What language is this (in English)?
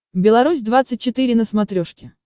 Russian